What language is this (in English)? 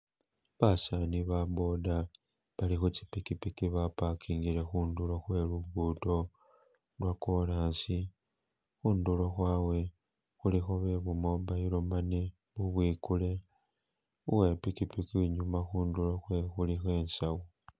Masaaba